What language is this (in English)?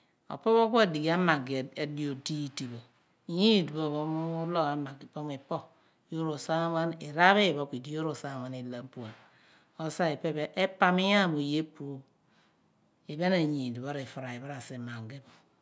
Abua